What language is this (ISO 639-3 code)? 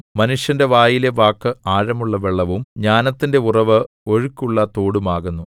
mal